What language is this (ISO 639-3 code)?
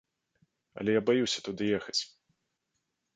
bel